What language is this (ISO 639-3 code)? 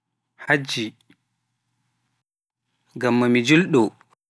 fuf